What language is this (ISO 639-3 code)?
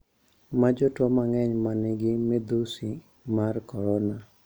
luo